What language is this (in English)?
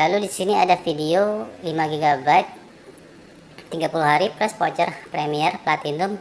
Indonesian